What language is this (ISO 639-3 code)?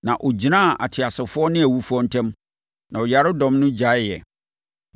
aka